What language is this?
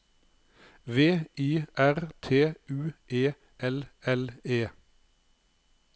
Norwegian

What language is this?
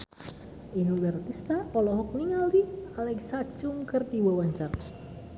Sundanese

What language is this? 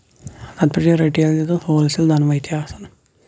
Kashmiri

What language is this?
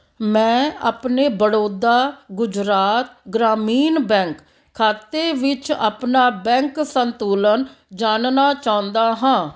Punjabi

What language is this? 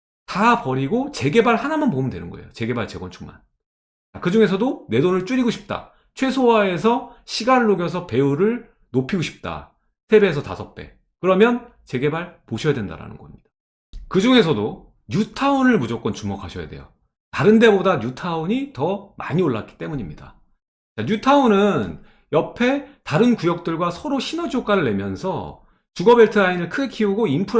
Korean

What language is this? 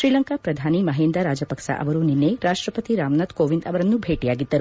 Kannada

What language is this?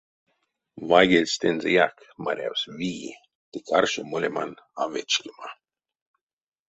Erzya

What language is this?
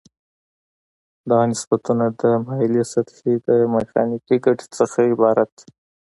Pashto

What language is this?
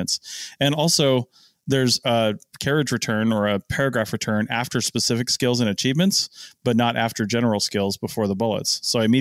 English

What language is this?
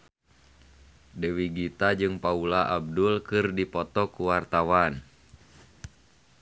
Sundanese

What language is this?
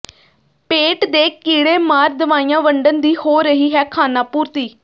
Punjabi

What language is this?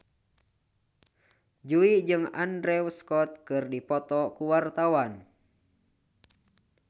Sundanese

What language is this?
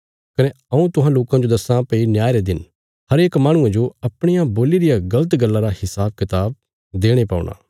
Bilaspuri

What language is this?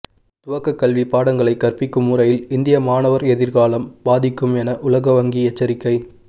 Tamil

